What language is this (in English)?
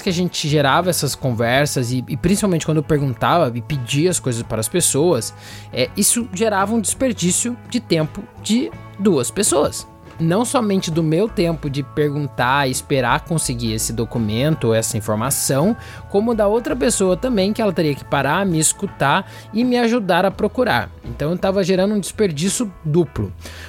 Portuguese